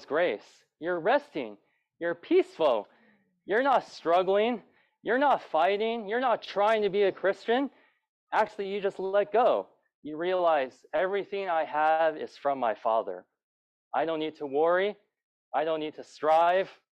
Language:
English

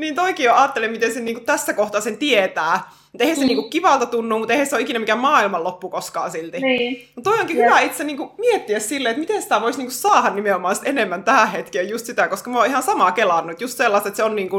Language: Finnish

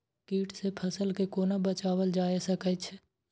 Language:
Maithili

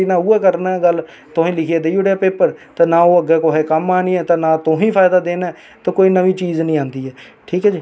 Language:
Dogri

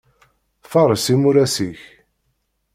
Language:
Kabyle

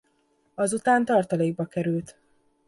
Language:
Hungarian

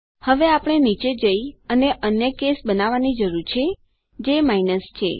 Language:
Gujarati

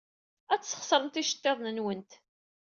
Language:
Kabyle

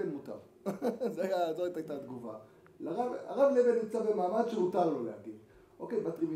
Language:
Hebrew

